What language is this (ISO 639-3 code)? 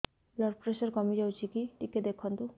ori